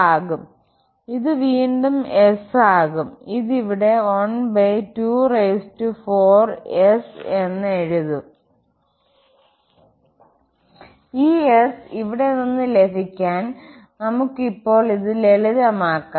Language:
Malayalam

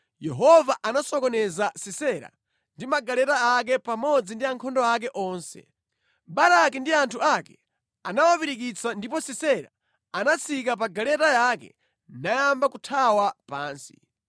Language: Nyanja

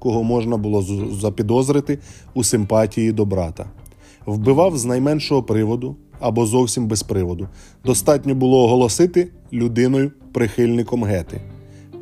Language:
Ukrainian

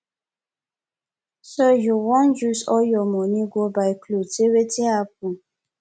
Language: Nigerian Pidgin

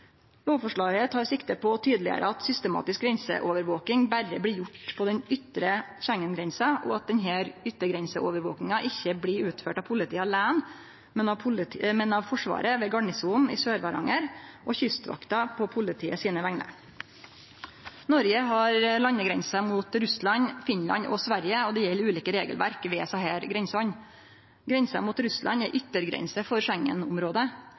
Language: Norwegian Nynorsk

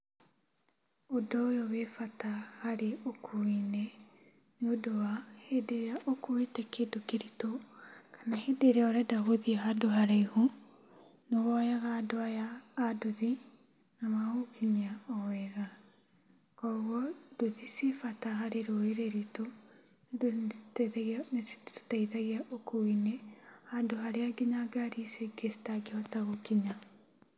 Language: Kikuyu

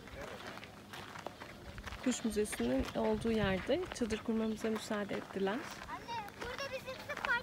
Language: Turkish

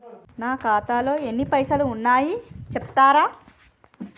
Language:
Telugu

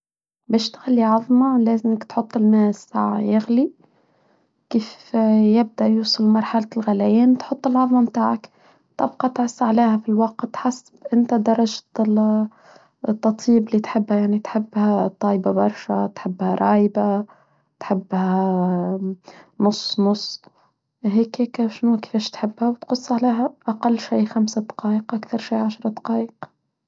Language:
Tunisian Arabic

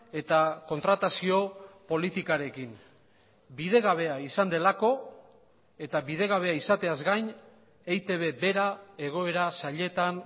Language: Basque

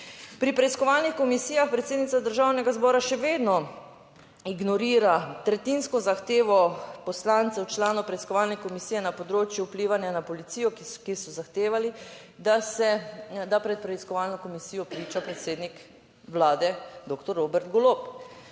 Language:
Slovenian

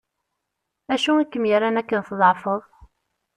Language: Kabyle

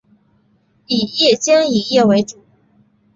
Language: Chinese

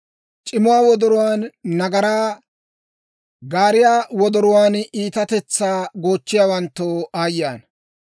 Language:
Dawro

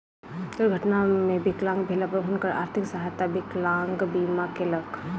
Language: Maithili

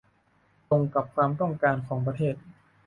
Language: Thai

